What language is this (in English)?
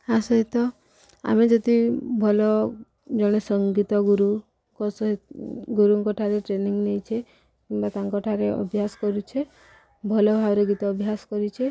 Odia